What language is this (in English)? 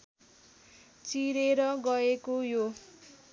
Nepali